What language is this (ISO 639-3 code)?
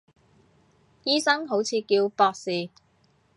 yue